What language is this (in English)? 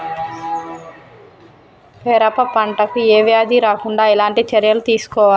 Telugu